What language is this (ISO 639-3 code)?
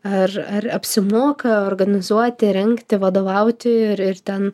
lit